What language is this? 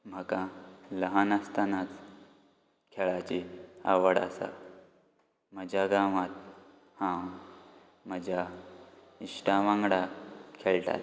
Konkani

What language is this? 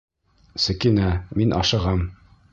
Bashkir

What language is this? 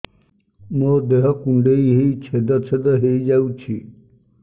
Odia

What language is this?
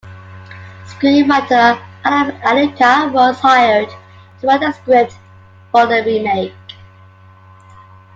English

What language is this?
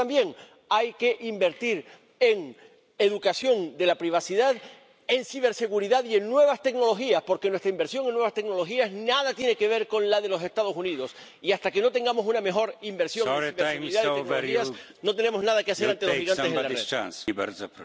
Spanish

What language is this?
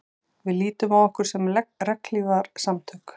Icelandic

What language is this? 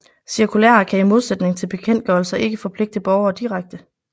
Danish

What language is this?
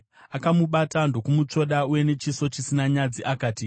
Shona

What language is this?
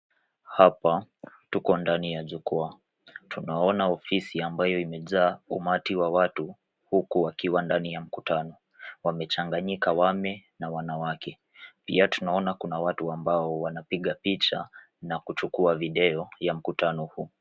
Swahili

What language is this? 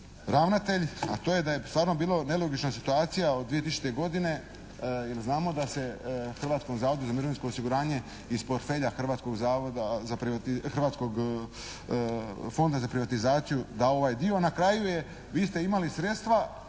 Croatian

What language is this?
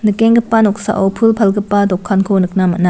Garo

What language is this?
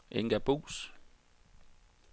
Danish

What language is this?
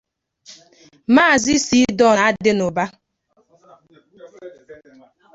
Igbo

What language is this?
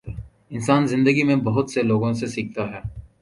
Urdu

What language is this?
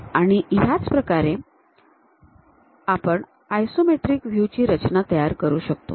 Marathi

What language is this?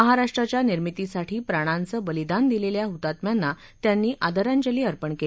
Marathi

